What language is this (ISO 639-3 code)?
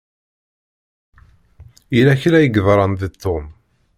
kab